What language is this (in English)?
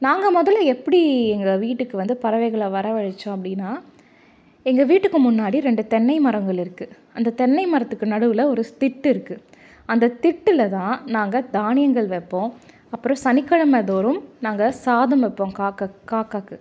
Tamil